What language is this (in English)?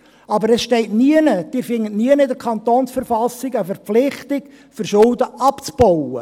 Swiss German